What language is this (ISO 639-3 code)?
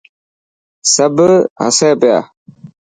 mki